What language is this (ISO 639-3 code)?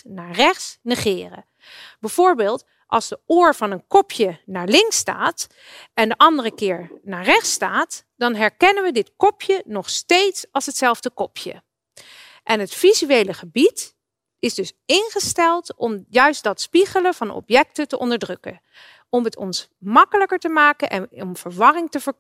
nld